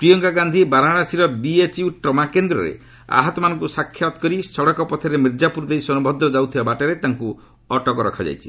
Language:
Odia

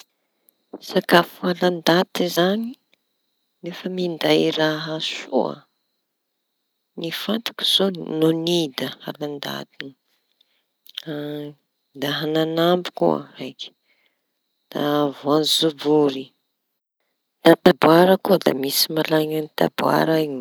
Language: Tanosy Malagasy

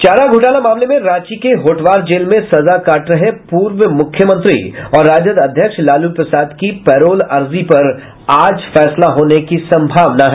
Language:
Hindi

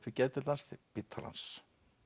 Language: Icelandic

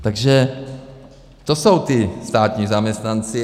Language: Czech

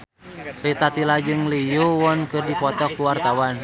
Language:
Sundanese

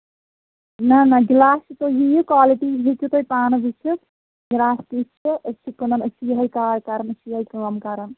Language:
Kashmiri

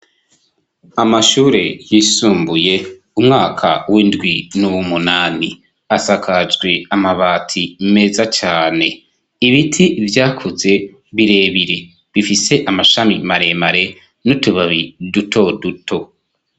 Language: Rundi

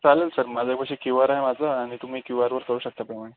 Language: Marathi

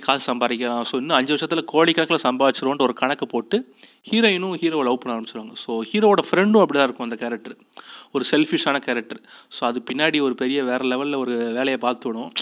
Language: Tamil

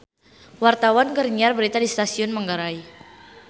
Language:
Sundanese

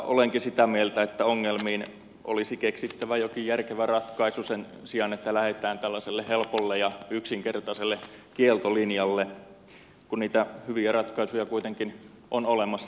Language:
Finnish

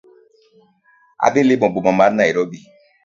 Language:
Luo (Kenya and Tanzania)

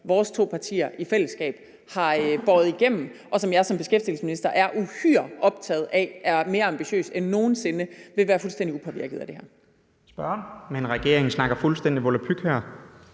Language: Danish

